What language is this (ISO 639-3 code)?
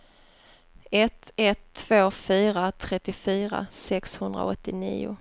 swe